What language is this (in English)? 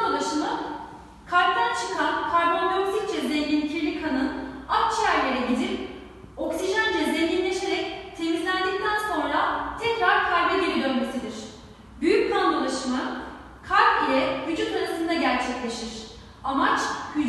Turkish